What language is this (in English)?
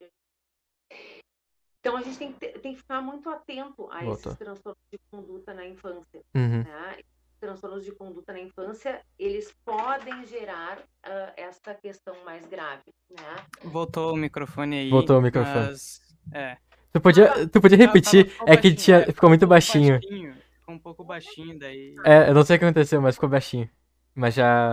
Portuguese